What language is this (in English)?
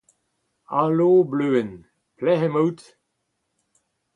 Breton